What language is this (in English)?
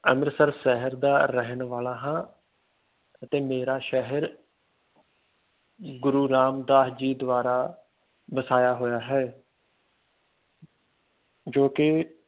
Punjabi